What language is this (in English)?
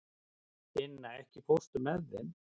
Icelandic